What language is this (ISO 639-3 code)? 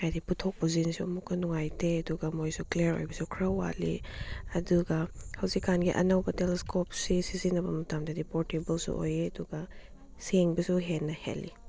mni